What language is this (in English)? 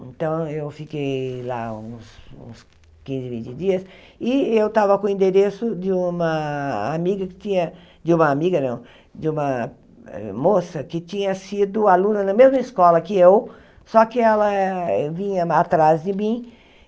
Portuguese